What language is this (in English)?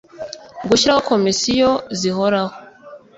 Kinyarwanda